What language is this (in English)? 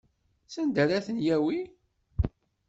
Kabyle